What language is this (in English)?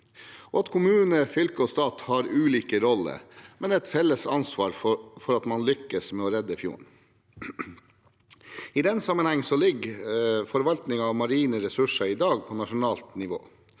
Norwegian